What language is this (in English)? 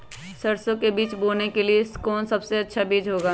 Magahi